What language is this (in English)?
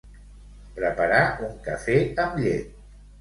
Catalan